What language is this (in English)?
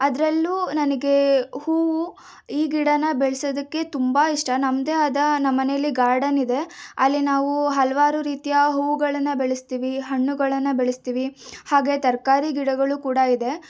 Kannada